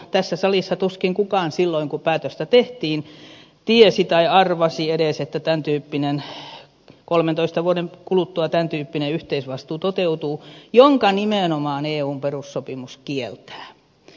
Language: Finnish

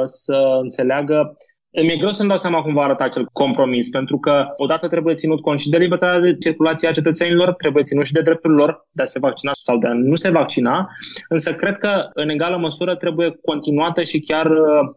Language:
Romanian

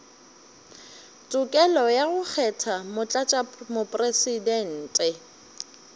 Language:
Northern Sotho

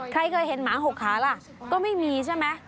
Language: Thai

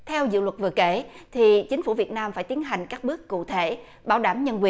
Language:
Vietnamese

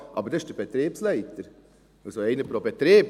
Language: Swiss German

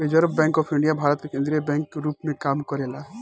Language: Bhojpuri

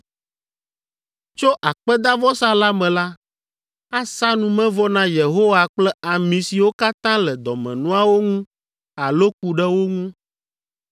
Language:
Ewe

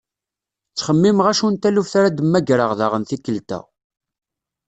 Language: Kabyle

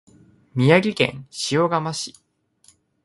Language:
Japanese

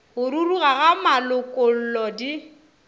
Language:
Northern Sotho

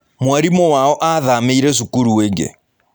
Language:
Kikuyu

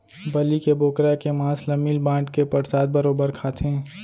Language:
Chhattisgarhi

